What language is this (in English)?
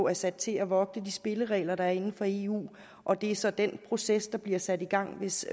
Danish